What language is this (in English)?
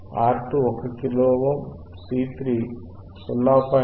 Telugu